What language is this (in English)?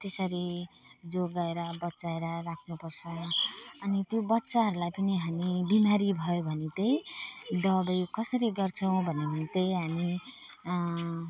Nepali